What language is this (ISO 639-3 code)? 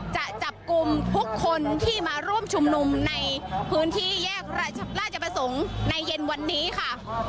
tha